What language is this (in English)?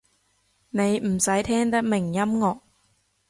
Cantonese